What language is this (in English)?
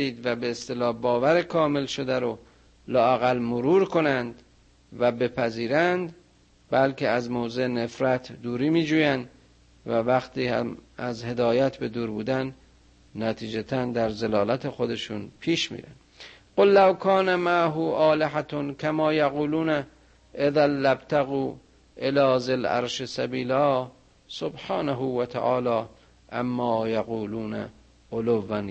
Persian